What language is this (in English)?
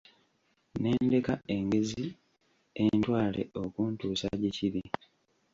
Ganda